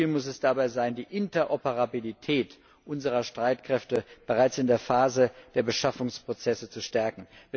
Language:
German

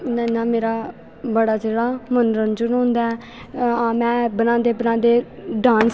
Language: Dogri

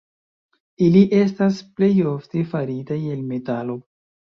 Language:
Esperanto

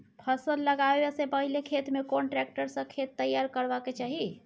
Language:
Maithili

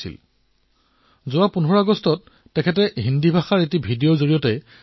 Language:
Assamese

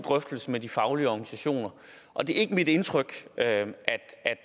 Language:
Danish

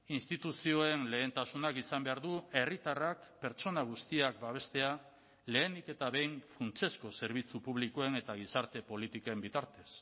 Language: Basque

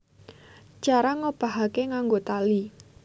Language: Javanese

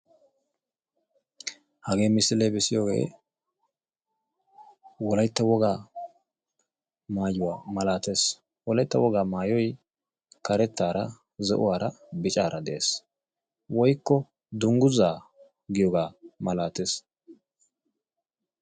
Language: Wolaytta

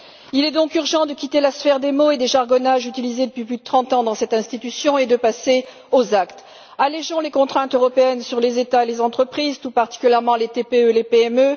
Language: French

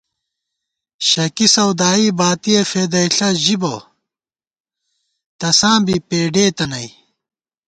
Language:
Gawar-Bati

